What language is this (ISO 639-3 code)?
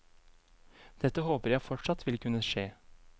nor